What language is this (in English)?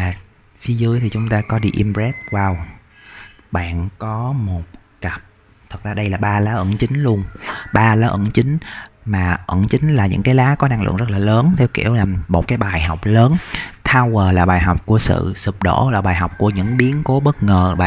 Vietnamese